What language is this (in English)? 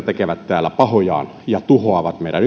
Finnish